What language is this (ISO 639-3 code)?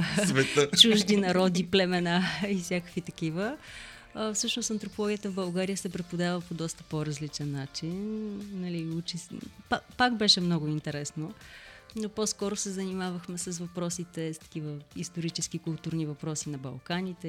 bul